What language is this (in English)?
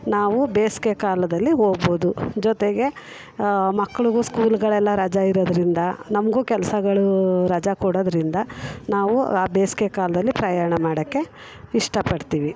Kannada